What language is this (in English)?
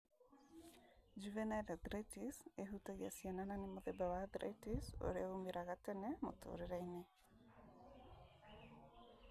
Kikuyu